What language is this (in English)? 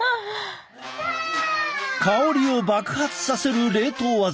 Japanese